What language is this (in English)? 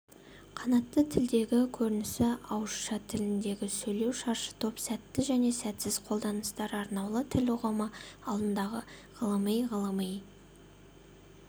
Kazakh